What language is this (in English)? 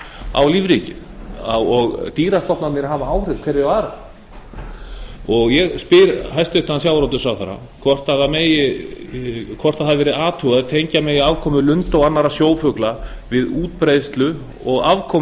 Icelandic